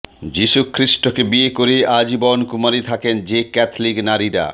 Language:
Bangla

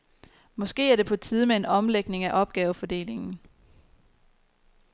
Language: Danish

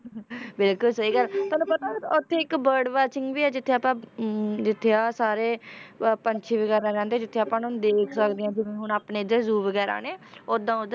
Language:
Punjabi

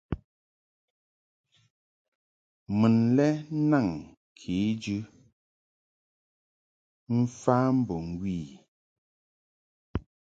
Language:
Mungaka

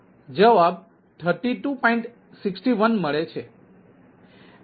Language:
Gujarati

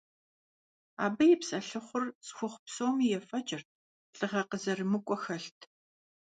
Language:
Kabardian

